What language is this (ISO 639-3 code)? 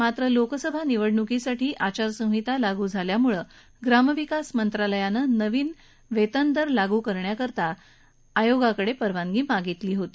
mar